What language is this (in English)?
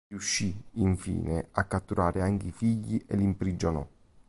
Italian